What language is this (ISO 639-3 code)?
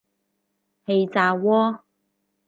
yue